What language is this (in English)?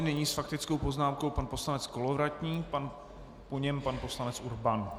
Czech